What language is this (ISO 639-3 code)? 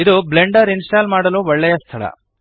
kan